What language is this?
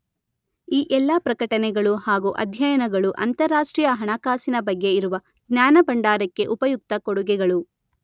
Kannada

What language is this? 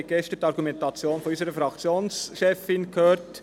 Swiss German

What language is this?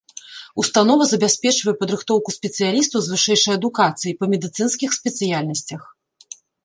Belarusian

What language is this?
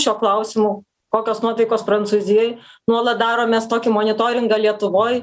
Lithuanian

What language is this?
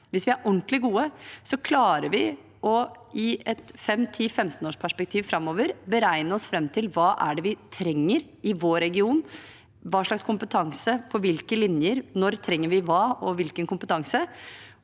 Norwegian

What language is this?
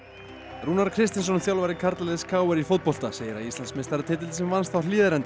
Icelandic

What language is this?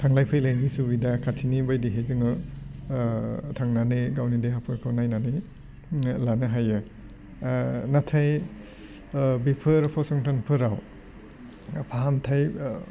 Bodo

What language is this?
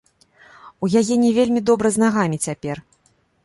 Belarusian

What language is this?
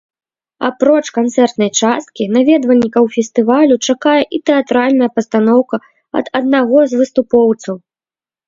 Belarusian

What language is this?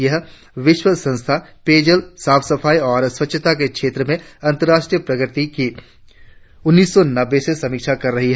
Hindi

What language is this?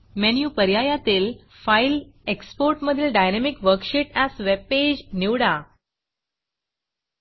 Marathi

